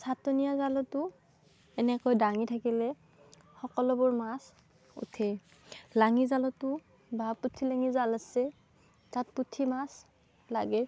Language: Assamese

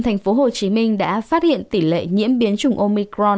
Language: Vietnamese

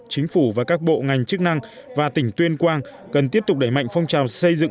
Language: Vietnamese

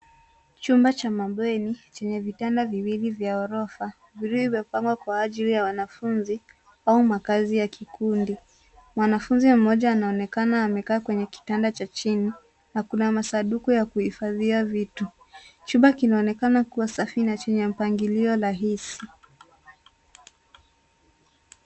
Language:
Swahili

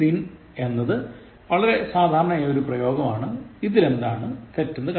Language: Malayalam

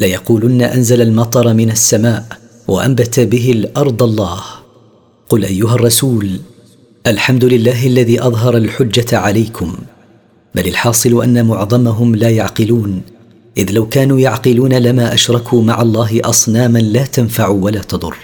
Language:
Arabic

